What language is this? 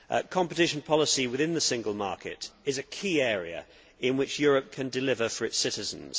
English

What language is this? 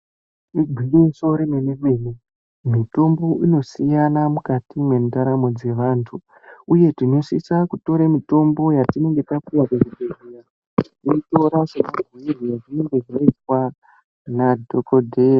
Ndau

